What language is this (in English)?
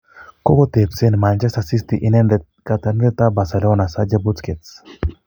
Kalenjin